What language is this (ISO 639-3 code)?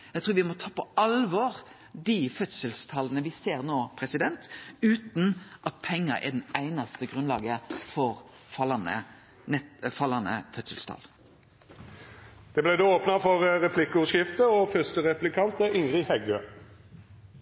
nno